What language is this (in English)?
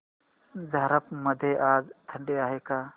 Marathi